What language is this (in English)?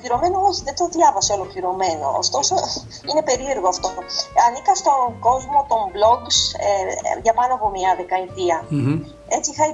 Greek